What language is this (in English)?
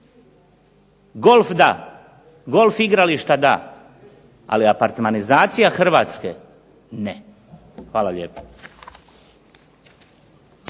Croatian